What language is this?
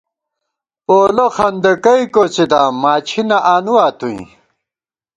Gawar-Bati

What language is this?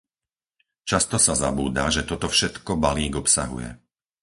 Slovak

